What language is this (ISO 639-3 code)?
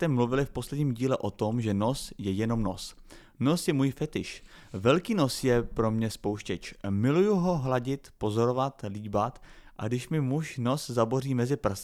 ces